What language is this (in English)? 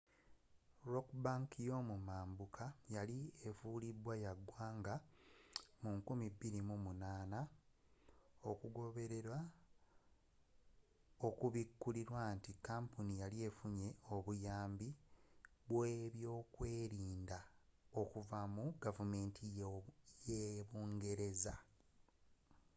Ganda